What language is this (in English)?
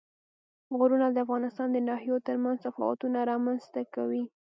Pashto